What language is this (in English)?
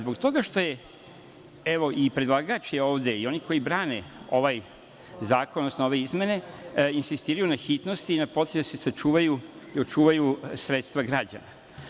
Serbian